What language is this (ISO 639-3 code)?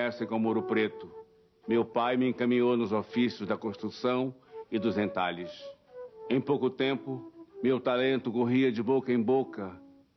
por